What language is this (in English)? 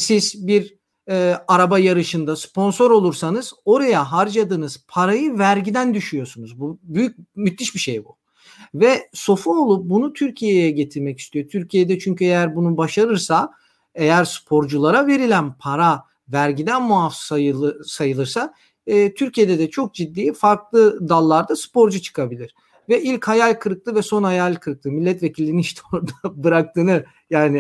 Turkish